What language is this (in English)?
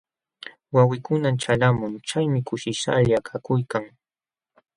Jauja Wanca Quechua